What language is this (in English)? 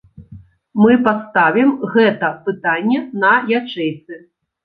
Belarusian